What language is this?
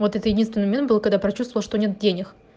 Russian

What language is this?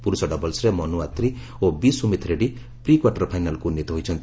Odia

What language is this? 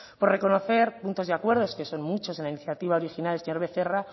Spanish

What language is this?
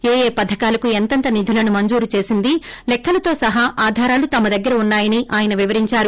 Telugu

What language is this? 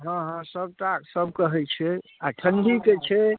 Maithili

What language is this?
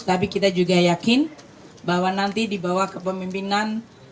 Indonesian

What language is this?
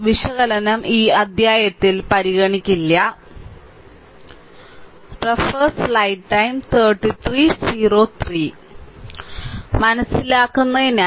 Malayalam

